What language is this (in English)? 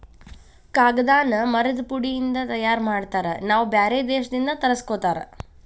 Kannada